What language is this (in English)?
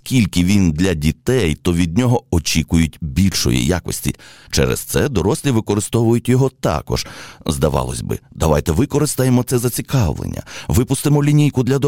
Ukrainian